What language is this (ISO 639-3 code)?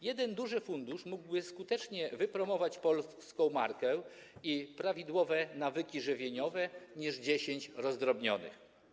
pol